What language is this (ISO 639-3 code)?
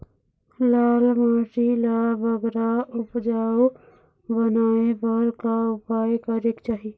hne